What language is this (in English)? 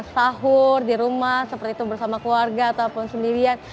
Indonesian